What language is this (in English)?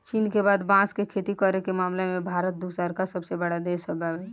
Bhojpuri